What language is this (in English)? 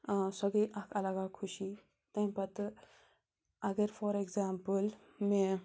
Kashmiri